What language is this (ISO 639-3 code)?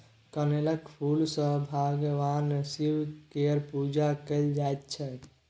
mai